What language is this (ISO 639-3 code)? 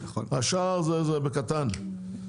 heb